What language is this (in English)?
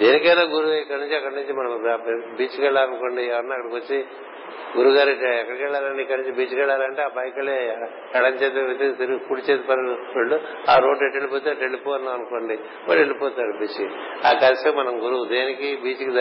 Telugu